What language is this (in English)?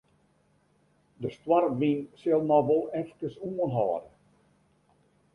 Western Frisian